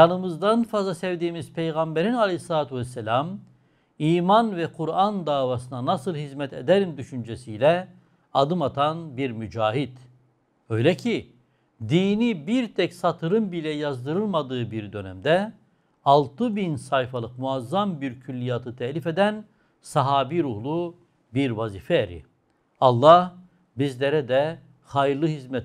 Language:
Turkish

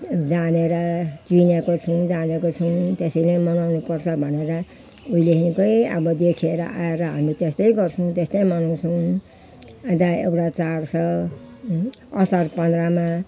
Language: Nepali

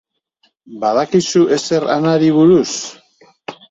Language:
Basque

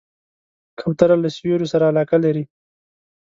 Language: Pashto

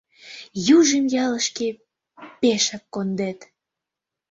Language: Mari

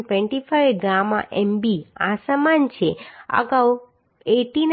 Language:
Gujarati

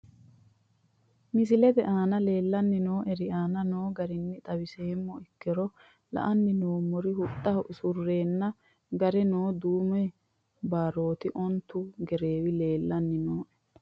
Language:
Sidamo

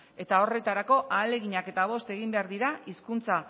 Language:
Basque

